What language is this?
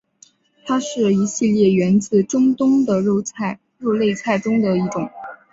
Chinese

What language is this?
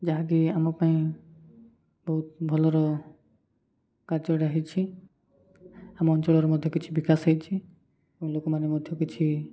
Odia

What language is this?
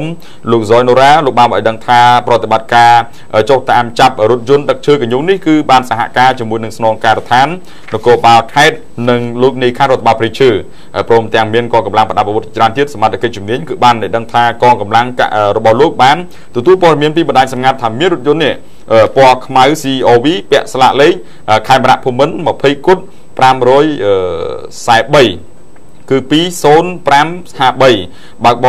Thai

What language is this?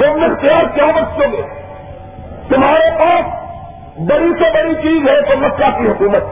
Urdu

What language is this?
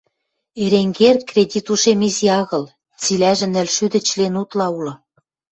Western Mari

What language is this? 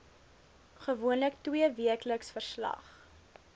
Afrikaans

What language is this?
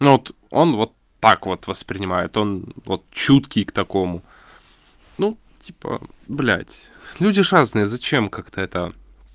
Russian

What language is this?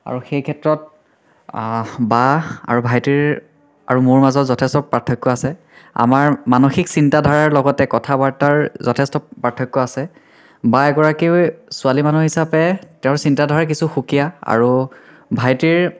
Assamese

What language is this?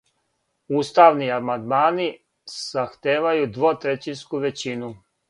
Serbian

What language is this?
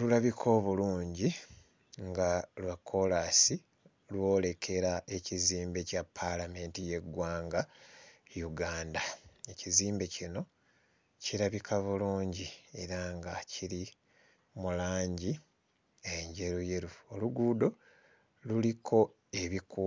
Ganda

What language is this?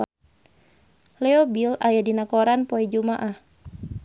Sundanese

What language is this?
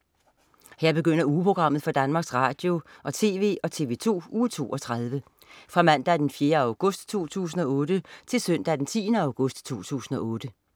Danish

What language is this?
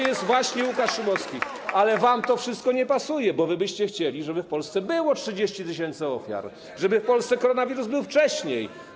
Polish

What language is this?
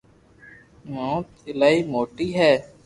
Loarki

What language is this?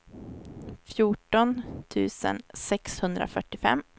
Swedish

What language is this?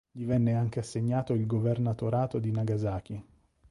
Italian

